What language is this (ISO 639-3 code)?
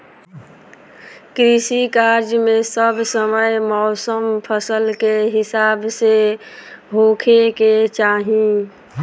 bho